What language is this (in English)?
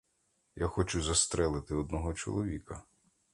Ukrainian